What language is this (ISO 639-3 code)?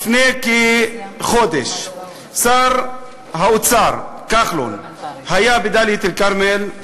heb